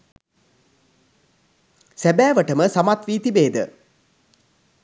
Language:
Sinhala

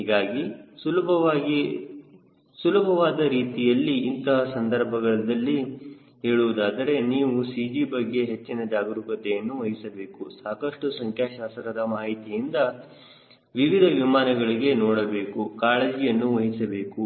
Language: Kannada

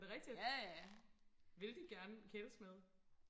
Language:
Danish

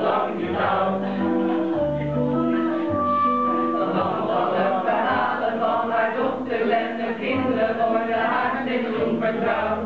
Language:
Dutch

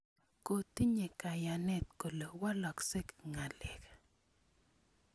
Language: Kalenjin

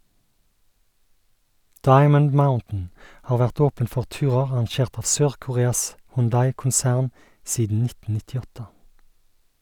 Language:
Norwegian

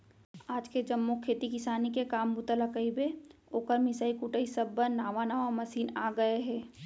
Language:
Chhattisgarhi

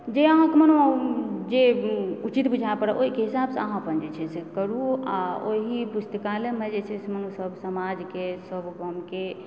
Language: Maithili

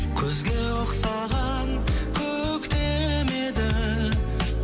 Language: Kazakh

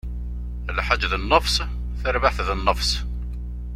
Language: Kabyle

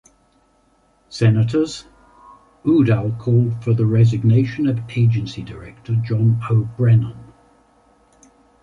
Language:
English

